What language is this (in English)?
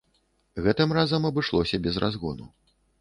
Belarusian